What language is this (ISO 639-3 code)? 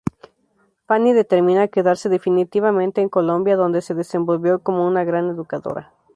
spa